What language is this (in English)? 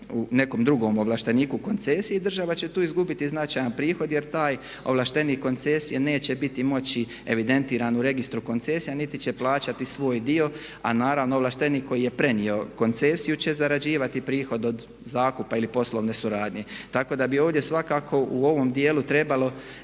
Croatian